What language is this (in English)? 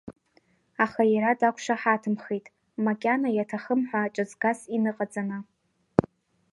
Abkhazian